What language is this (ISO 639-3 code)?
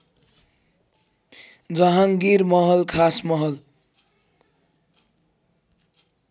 nep